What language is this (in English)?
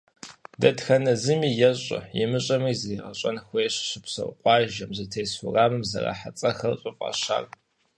Kabardian